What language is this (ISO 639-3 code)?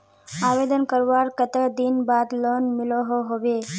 mag